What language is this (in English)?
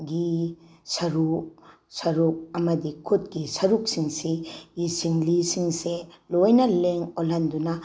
Manipuri